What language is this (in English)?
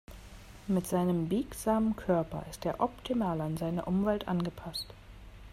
German